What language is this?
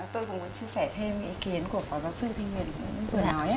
Vietnamese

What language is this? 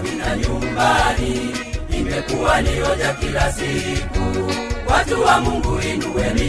Swahili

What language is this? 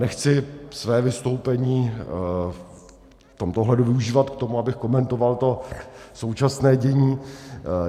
Czech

